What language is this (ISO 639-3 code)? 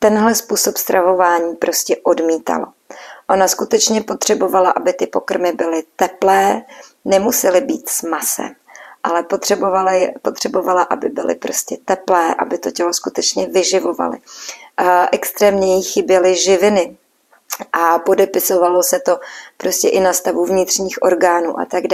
ces